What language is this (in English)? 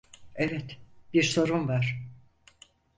Turkish